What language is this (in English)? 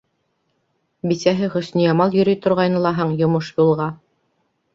Bashkir